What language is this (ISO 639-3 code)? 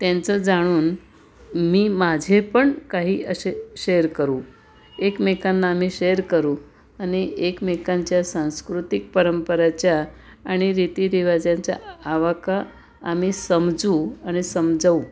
mar